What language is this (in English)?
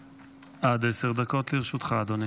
Hebrew